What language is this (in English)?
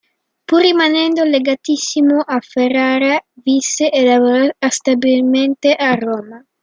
Italian